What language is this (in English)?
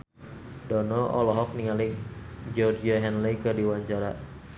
Sundanese